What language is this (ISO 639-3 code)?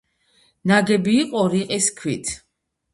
kat